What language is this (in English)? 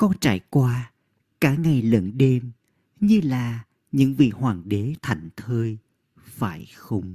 Vietnamese